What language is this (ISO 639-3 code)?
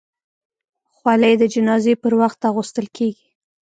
pus